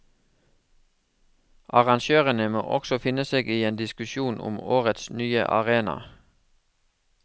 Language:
Norwegian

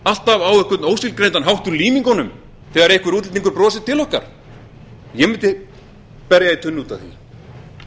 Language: Icelandic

